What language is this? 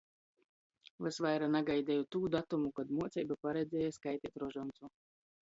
Latgalian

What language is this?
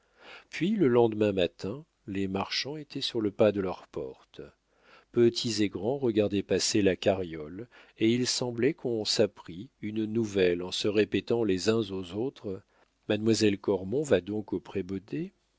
French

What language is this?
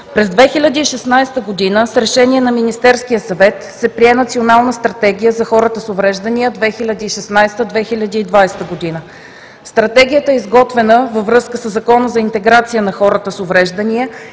Bulgarian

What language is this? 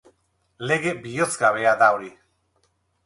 Basque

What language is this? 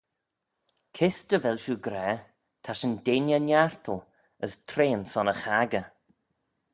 Manx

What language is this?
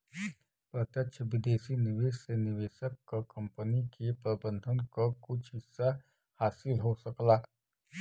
Bhojpuri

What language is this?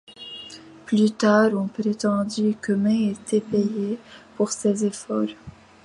French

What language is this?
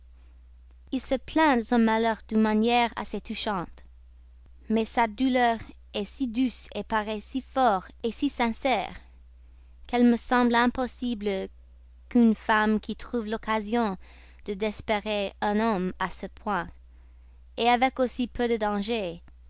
French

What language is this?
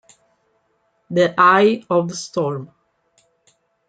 Italian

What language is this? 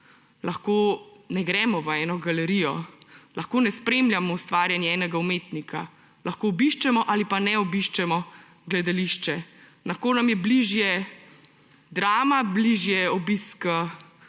Slovenian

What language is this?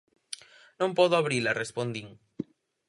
Galician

